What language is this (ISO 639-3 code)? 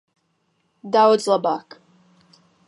lav